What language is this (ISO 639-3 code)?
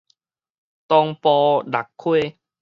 nan